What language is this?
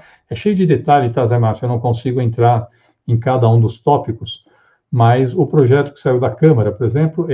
Portuguese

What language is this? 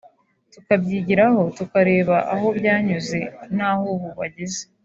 Kinyarwanda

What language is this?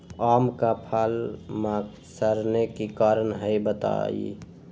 Magahi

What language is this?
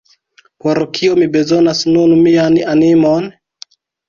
Esperanto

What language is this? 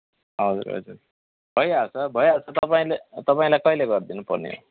Nepali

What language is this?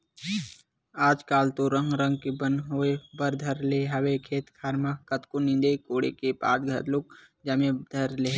Chhattisgarhi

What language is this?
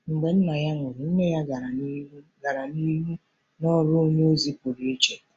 Igbo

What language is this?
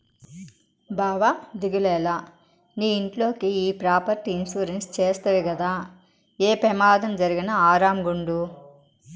Telugu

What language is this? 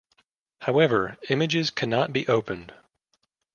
English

